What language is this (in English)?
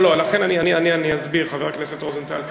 Hebrew